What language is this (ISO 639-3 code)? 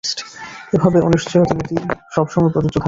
ben